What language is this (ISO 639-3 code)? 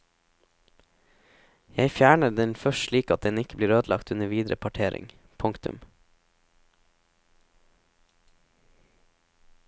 nor